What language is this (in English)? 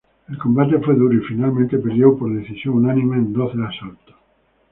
Spanish